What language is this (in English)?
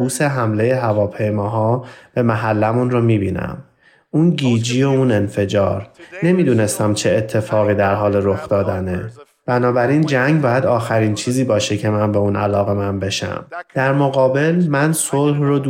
Persian